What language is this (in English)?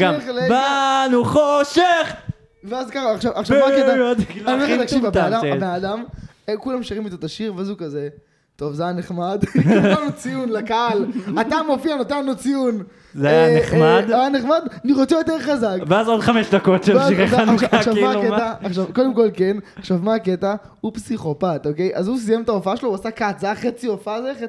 Hebrew